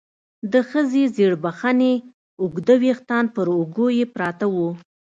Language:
Pashto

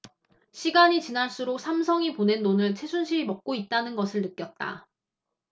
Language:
Korean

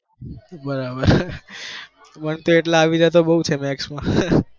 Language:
Gujarati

